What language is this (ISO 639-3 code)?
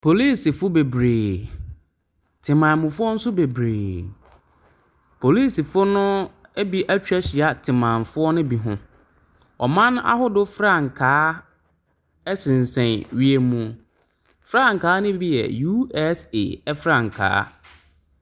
aka